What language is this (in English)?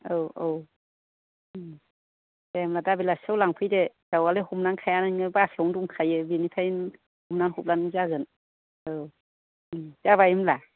Bodo